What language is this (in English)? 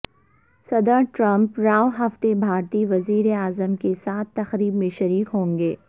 Urdu